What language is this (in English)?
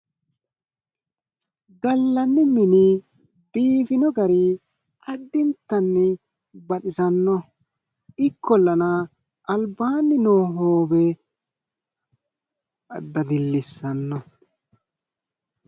Sidamo